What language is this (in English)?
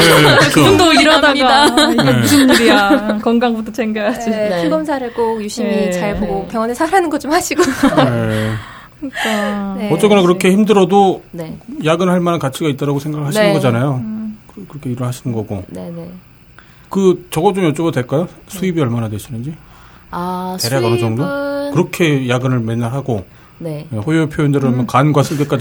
Korean